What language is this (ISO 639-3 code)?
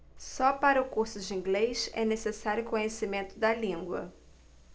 por